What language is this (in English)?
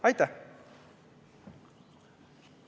Estonian